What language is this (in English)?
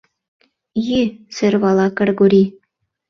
Mari